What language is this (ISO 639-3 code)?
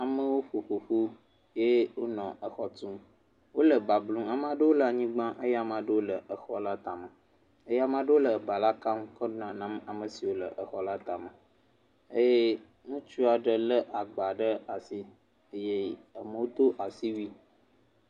ewe